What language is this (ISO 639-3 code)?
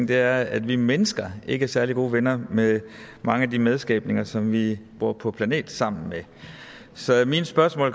dan